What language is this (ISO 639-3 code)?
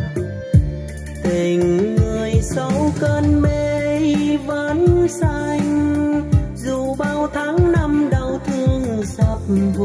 vie